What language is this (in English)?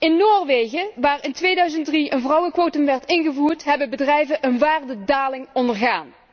Dutch